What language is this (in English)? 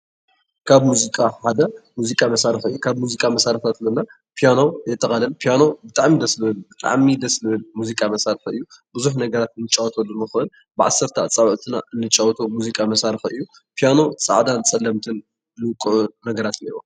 Tigrinya